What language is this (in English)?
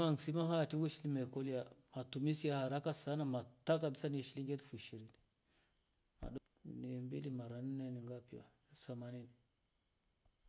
Rombo